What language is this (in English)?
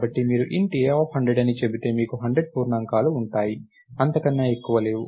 Telugu